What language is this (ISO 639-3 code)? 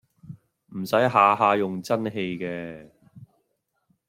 yue